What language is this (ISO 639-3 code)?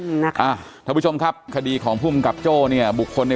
tha